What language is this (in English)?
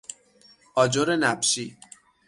Persian